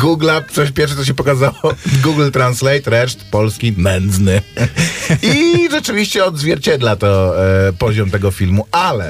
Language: Polish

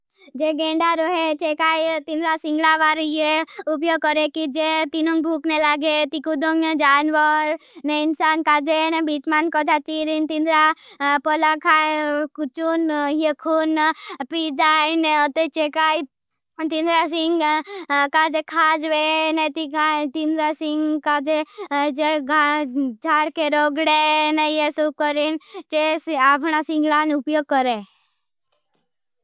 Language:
Bhili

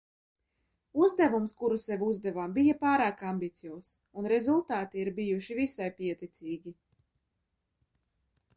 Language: Latvian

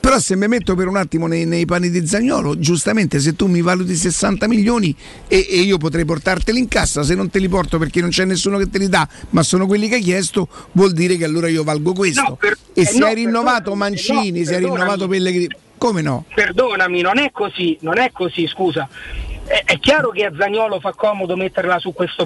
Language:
Italian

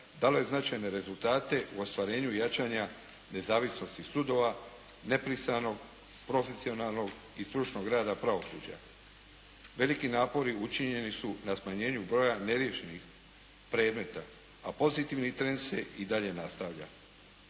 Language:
Croatian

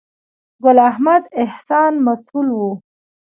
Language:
Pashto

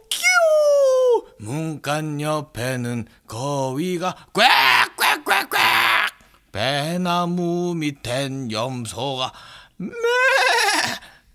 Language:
Korean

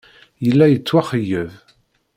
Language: Kabyle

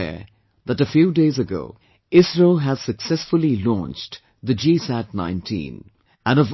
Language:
English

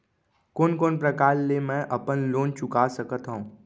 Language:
Chhattisgarhi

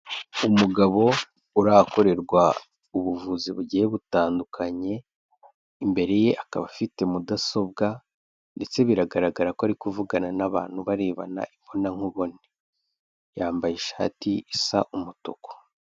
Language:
Kinyarwanda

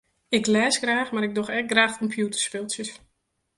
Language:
Western Frisian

